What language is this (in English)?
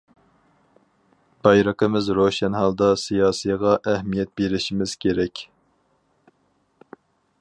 Uyghur